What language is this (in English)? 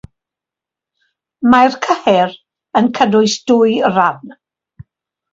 Welsh